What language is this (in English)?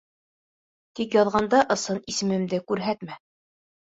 Bashkir